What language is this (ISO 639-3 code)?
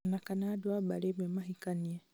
kik